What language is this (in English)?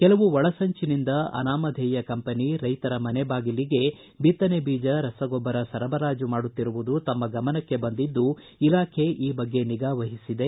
Kannada